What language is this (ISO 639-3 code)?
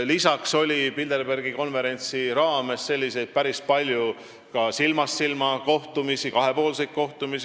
est